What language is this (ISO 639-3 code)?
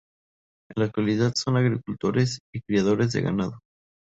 spa